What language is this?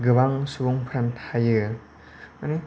Bodo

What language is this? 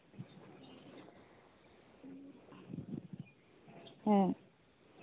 Santali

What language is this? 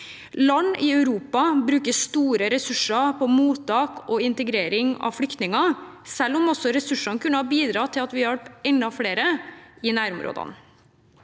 Norwegian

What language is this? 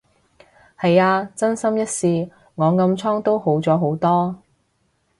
Cantonese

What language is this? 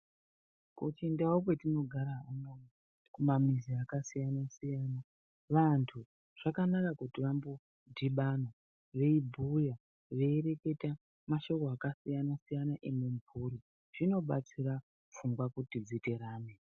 Ndau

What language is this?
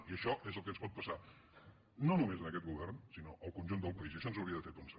Catalan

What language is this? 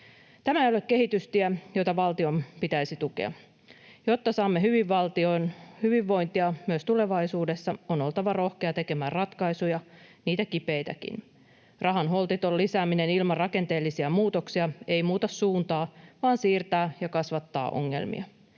Finnish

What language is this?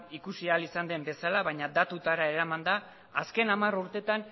Basque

